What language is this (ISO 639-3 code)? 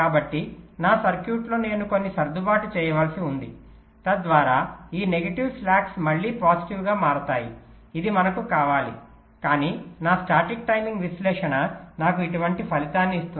tel